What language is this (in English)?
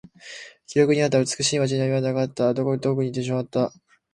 Japanese